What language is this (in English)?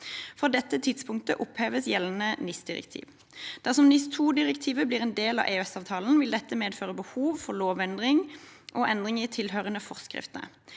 Norwegian